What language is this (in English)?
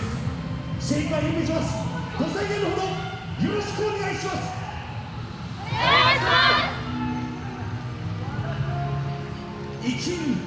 Japanese